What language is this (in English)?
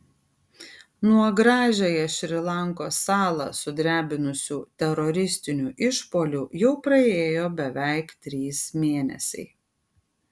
Lithuanian